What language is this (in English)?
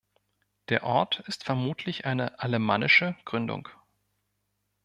German